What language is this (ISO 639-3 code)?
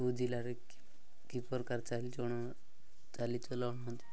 ori